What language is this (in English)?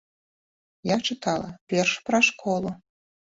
Belarusian